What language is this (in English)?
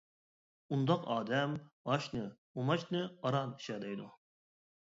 Uyghur